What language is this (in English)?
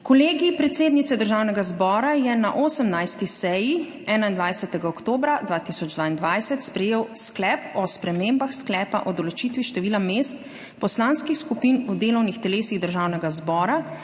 Slovenian